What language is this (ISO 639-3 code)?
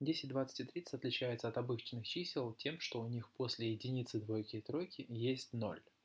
rus